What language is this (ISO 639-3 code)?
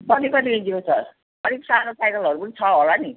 nep